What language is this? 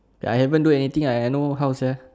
English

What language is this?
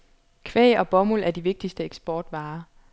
Danish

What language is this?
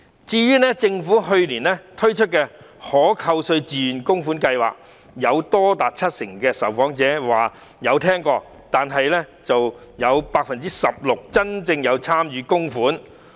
Cantonese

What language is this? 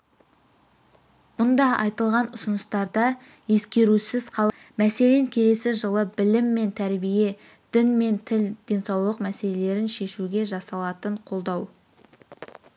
Kazakh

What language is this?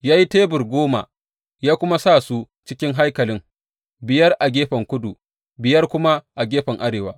Hausa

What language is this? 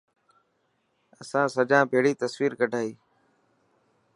Dhatki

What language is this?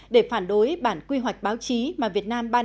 Vietnamese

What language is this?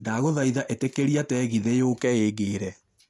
Kikuyu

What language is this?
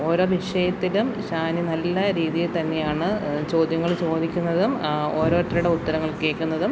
Malayalam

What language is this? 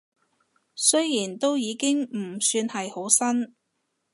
Cantonese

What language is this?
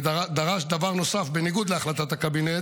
Hebrew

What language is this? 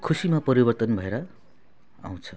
Nepali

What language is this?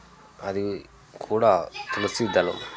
Telugu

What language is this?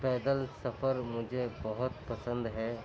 Urdu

